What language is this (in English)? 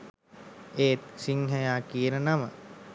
Sinhala